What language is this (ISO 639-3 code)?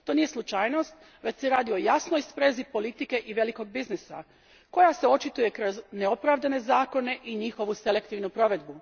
hrv